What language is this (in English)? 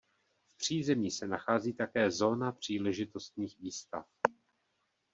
Czech